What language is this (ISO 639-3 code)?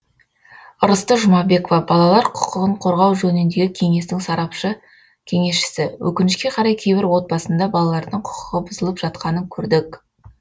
kaz